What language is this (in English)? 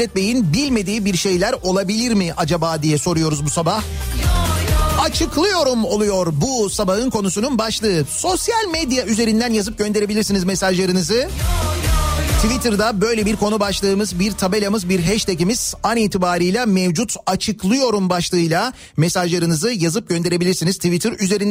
Turkish